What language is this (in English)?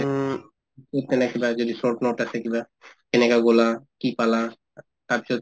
Assamese